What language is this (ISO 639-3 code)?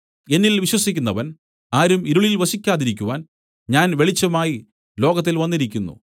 mal